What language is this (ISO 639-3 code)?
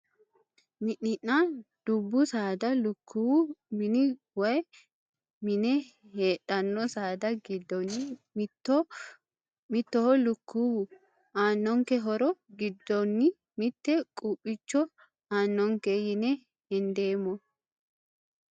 sid